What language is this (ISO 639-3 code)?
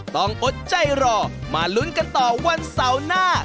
tha